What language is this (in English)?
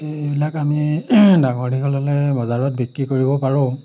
Assamese